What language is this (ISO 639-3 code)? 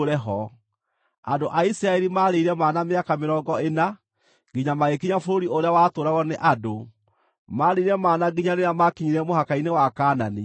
kik